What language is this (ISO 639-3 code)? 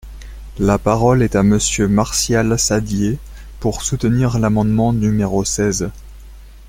fra